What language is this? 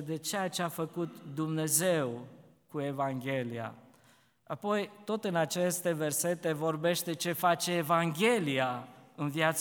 Romanian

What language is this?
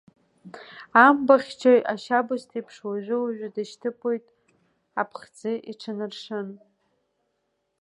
Abkhazian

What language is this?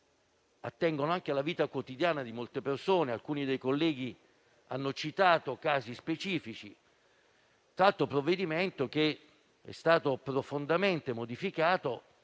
Italian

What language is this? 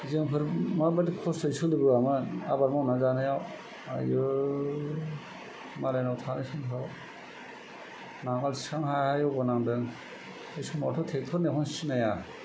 Bodo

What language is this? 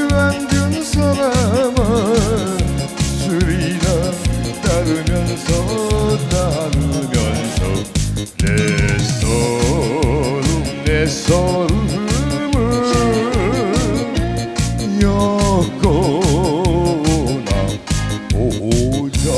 Korean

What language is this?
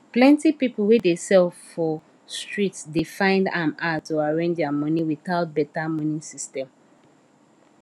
Nigerian Pidgin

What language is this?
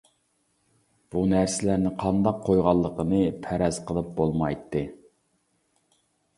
Uyghur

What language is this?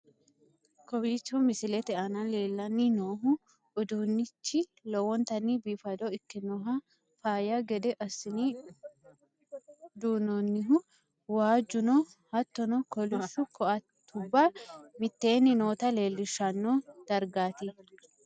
Sidamo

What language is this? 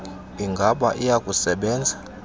Xhosa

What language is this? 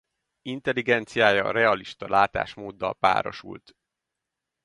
Hungarian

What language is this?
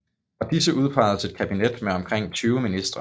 Danish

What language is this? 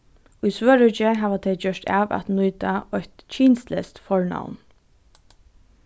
Faroese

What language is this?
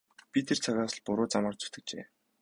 Mongolian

